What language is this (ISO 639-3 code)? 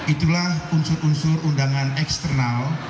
ind